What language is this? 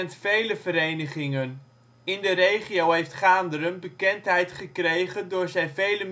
Dutch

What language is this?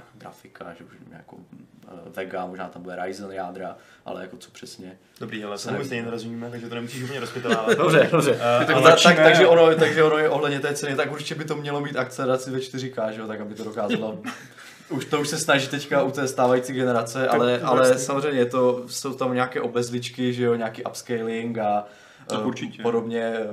Czech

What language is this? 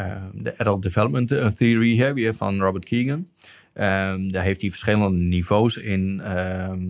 Dutch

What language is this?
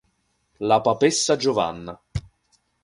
Italian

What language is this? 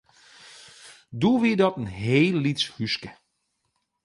Western Frisian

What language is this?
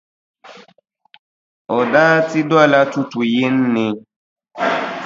Dagbani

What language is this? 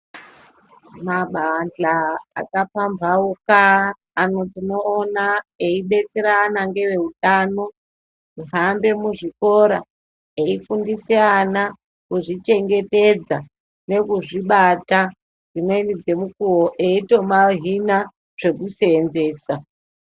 Ndau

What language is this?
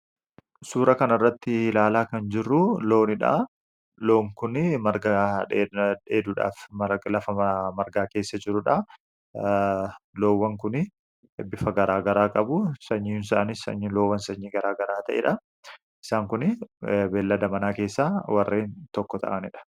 Oromo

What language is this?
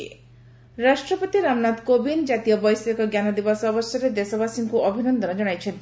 Odia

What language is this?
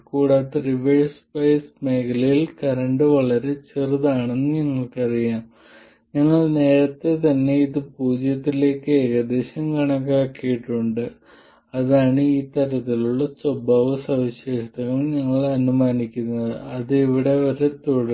Malayalam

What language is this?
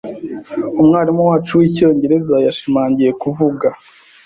Kinyarwanda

